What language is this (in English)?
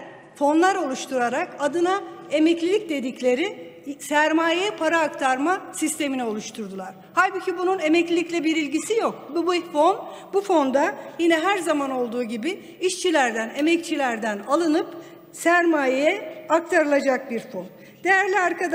Turkish